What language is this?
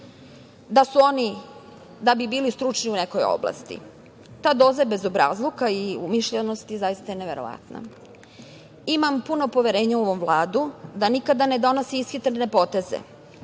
Serbian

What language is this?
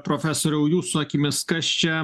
Lithuanian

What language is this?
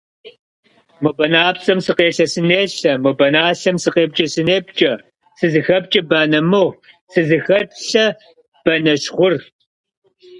Kabardian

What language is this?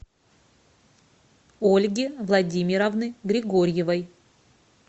Russian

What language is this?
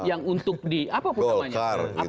Indonesian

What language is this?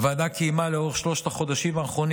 Hebrew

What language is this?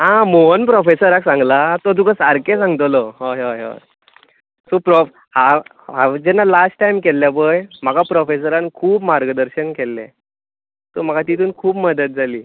Konkani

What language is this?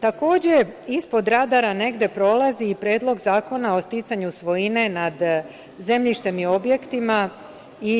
Serbian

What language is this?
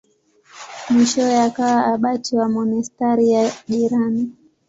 Swahili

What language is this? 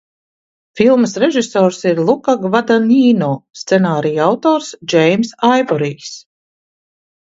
Latvian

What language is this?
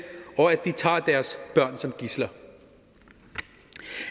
Danish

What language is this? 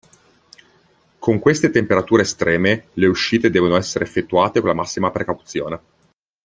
Italian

